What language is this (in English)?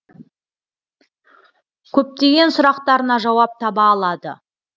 Kazakh